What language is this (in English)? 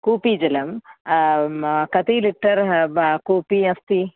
Sanskrit